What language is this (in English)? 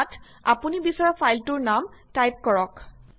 Assamese